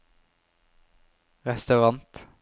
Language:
Norwegian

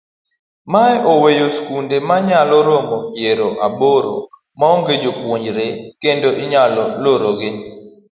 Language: Luo (Kenya and Tanzania)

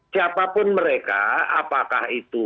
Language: Indonesian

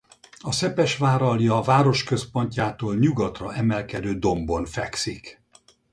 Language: Hungarian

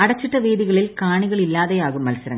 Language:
Malayalam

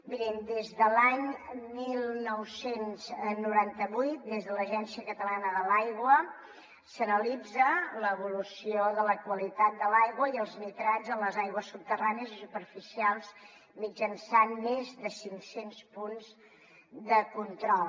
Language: Catalan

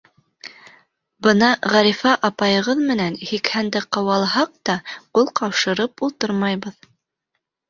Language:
Bashkir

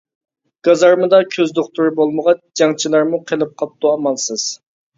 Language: Uyghur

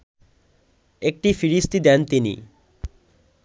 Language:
Bangla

